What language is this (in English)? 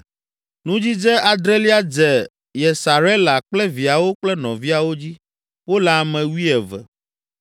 Ewe